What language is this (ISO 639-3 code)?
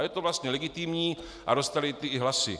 ces